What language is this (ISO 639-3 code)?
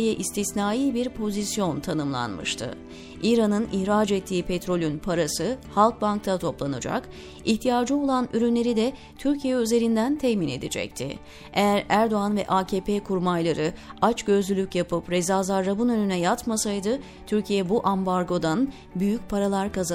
tur